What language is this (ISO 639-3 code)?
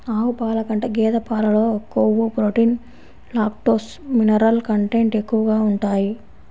tel